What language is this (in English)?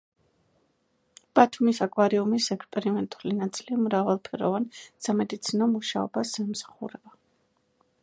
Georgian